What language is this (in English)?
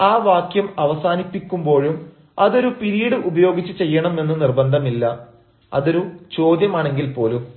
Malayalam